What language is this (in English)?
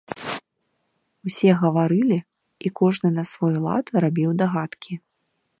Belarusian